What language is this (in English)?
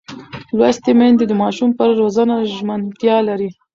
Pashto